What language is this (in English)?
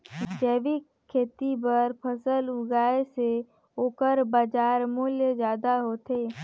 Chhattisgarhi